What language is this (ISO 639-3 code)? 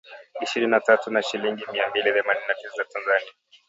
swa